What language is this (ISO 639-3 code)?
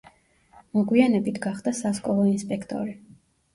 kat